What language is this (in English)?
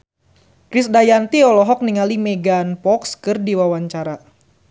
Sundanese